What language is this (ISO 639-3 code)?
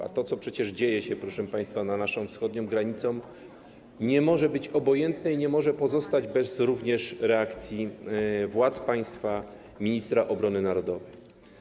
pol